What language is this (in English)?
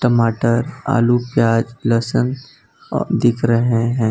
Hindi